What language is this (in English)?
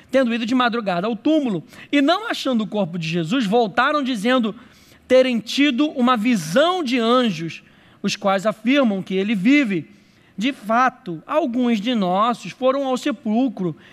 Portuguese